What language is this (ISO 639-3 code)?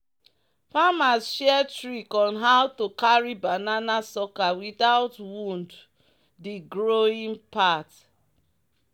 pcm